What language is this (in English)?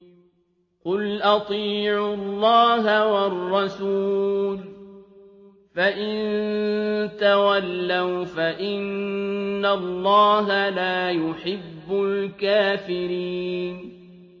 Arabic